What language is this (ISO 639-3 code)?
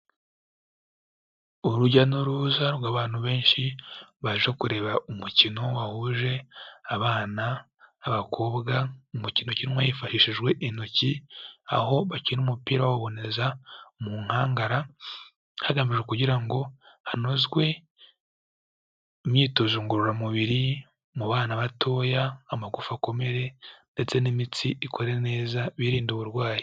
kin